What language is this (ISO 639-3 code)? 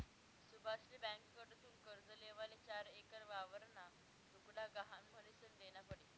mar